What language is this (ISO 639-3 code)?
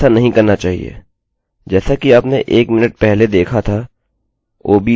hin